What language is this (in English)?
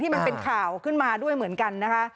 Thai